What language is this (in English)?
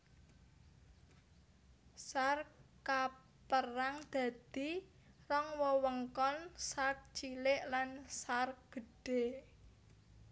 Javanese